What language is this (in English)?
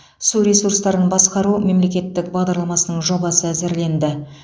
Kazakh